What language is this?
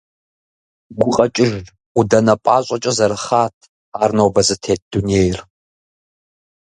Kabardian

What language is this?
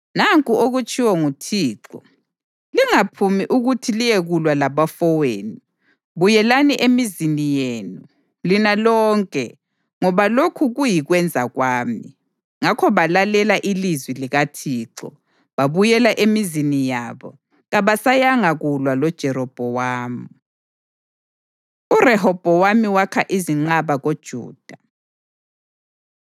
North Ndebele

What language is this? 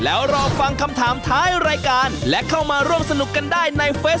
Thai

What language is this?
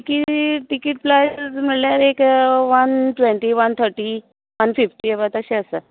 Konkani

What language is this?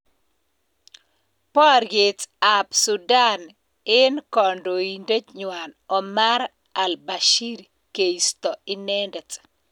Kalenjin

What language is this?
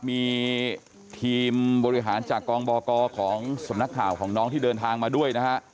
Thai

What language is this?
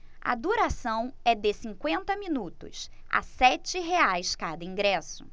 Portuguese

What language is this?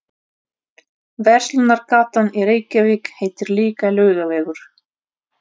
Icelandic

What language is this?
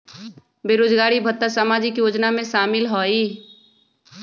Magahi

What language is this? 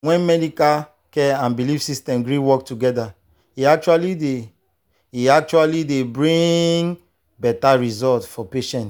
Nigerian Pidgin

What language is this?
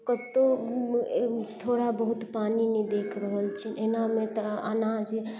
Maithili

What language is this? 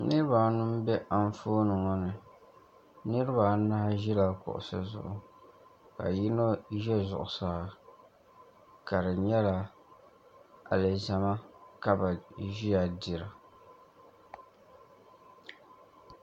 Dagbani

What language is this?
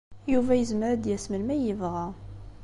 Kabyle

